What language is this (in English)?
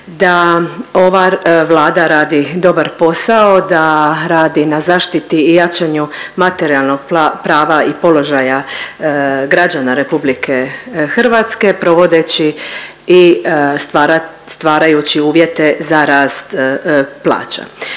Croatian